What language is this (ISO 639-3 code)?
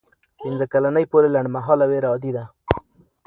pus